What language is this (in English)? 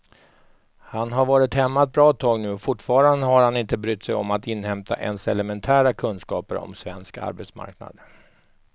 Swedish